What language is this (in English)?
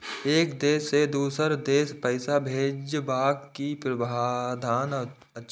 Maithili